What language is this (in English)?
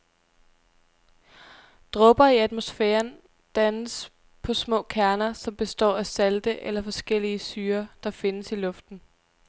Danish